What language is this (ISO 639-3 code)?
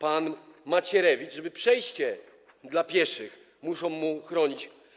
pol